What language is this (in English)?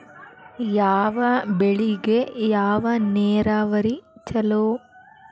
Kannada